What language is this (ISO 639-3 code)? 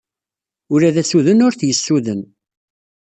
kab